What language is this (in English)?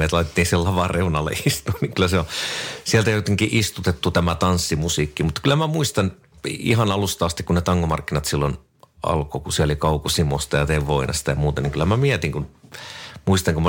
Finnish